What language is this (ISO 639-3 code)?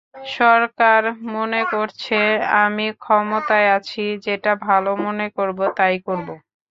ben